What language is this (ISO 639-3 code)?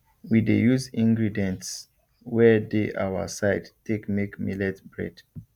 pcm